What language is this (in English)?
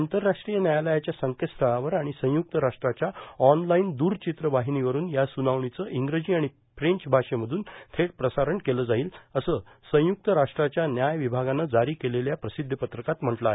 Marathi